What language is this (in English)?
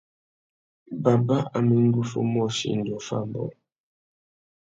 Tuki